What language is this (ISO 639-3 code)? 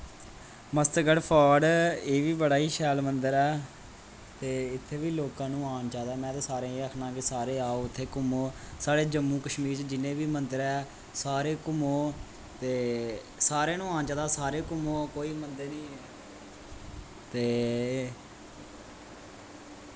doi